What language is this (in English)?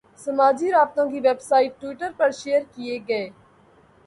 Urdu